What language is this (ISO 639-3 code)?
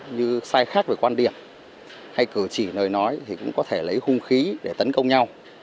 vie